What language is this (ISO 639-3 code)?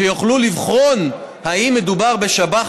heb